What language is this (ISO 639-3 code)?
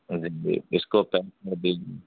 urd